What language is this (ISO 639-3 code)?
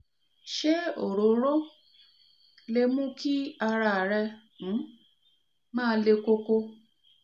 yor